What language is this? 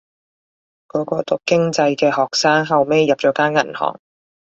Cantonese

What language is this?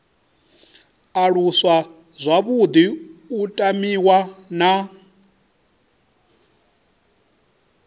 Venda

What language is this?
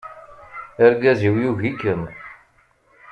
Kabyle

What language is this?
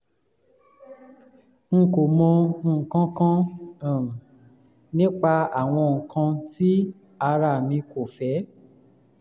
Yoruba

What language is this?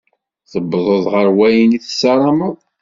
Kabyle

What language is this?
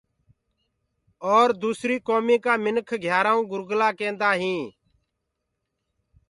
Gurgula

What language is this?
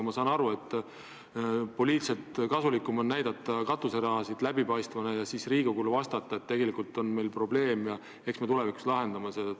Estonian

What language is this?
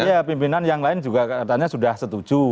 Indonesian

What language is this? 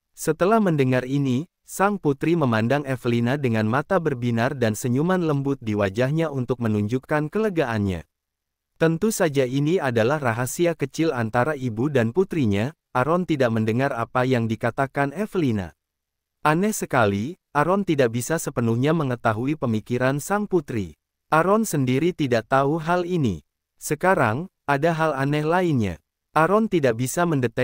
Indonesian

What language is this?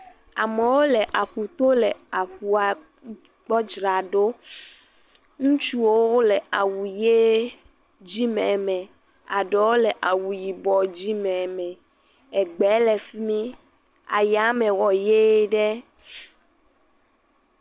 Ewe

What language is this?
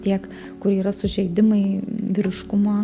Lithuanian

